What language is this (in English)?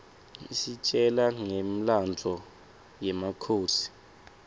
Swati